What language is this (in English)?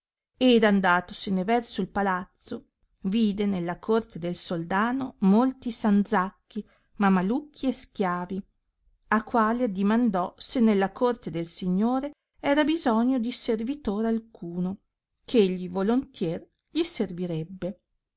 Italian